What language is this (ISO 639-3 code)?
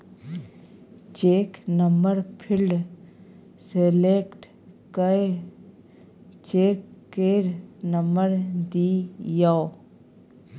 mai